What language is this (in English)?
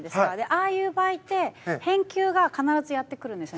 Japanese